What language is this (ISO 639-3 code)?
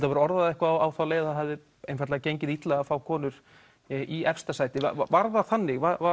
isl